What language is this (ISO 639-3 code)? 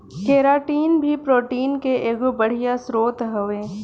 bho